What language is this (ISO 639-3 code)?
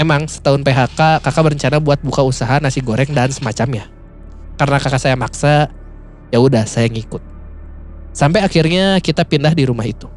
ind